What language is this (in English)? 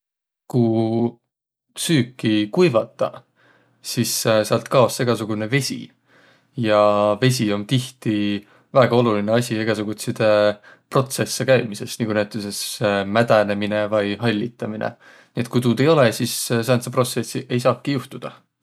Võro